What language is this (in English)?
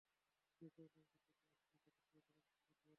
Bangla